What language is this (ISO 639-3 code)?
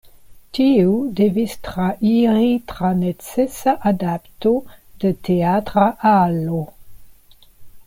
epo